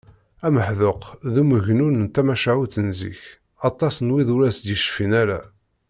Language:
Kabyle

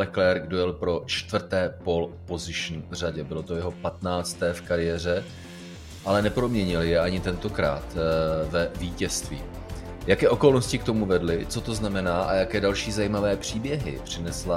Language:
Czech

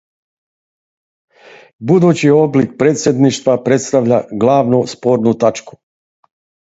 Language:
Serbian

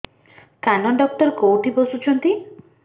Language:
Odia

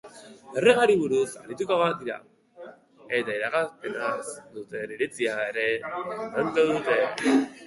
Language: Basque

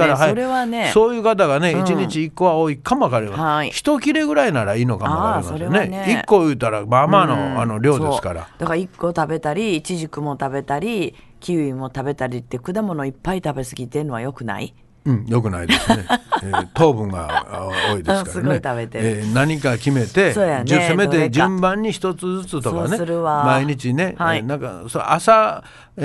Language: Japanese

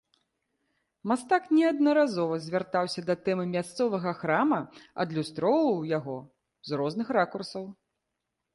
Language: Belarusian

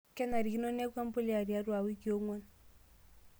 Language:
Masai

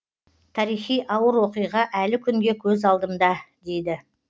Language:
Kazakh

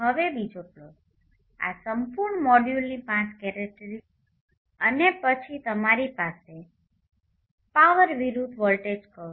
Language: Gujarati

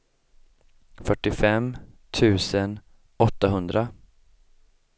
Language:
Swedish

